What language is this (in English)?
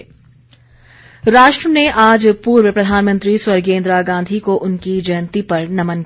Hindi